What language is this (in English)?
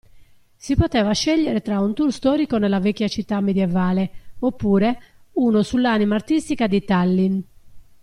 Italian